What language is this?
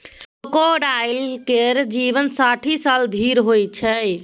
Maithili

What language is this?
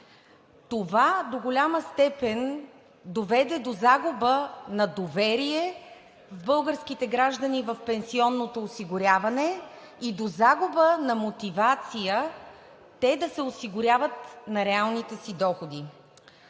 Bulgarian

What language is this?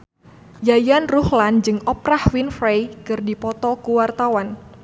Sundanese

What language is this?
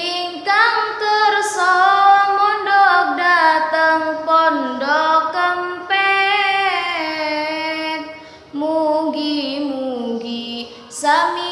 Indonesian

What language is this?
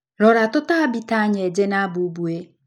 Kikuyu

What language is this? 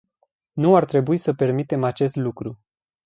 Romanian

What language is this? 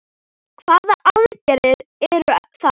Icelandic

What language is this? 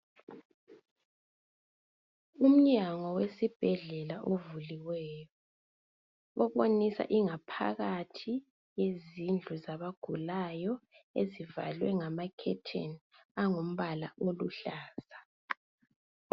North Ndebele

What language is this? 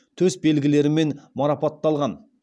Kazakh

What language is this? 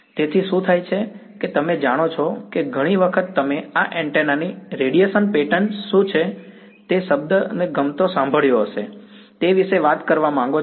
Gujarati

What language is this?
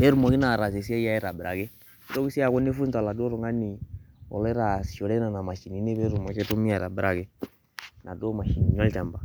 Masai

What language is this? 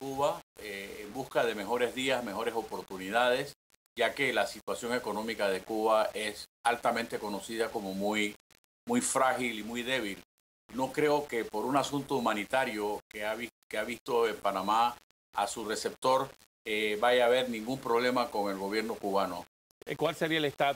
Spanish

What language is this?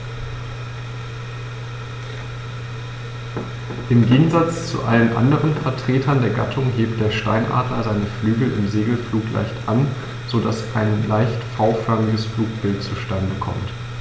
German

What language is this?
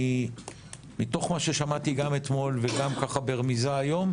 Hebrew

